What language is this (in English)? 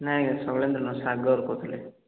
Odia